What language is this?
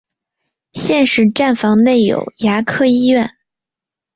Chinese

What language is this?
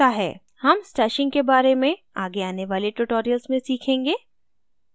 Hindi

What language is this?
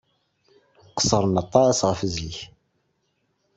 Kabyle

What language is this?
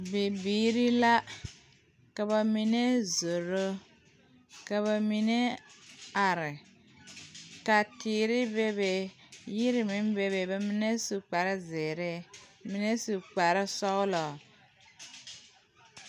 Southern Dagaare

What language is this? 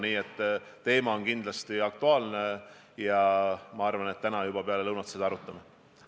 Estonian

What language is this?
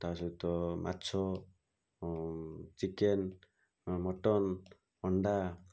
Odia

